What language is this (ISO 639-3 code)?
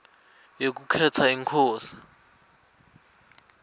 ssw